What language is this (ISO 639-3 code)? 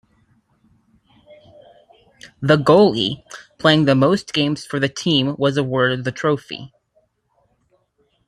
eng